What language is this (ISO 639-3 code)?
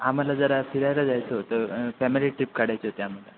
mar